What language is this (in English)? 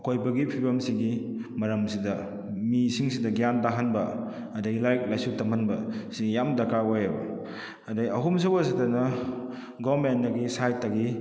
Manipuri